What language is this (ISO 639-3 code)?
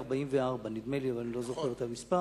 heb